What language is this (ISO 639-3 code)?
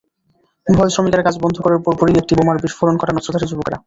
ben